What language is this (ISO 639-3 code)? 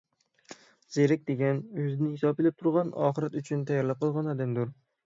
uig